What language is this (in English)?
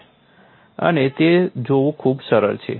Gujarati